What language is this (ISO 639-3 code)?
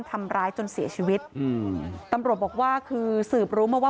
tha